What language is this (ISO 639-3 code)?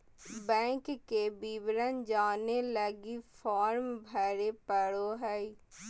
mag